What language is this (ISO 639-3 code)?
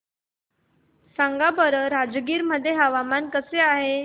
mar